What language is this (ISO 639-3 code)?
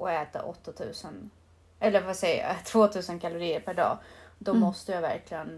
swe